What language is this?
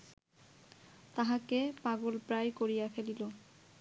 Bangla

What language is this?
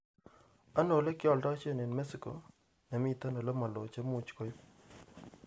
Kalenjin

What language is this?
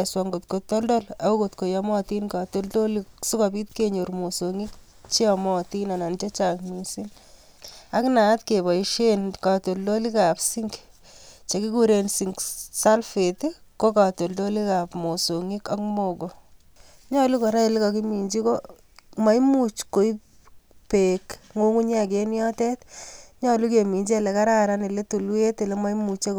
Kalenjin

